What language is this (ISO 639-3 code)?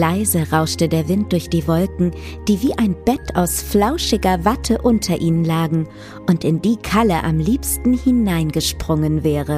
deu